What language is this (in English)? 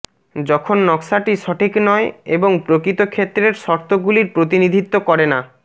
Bangla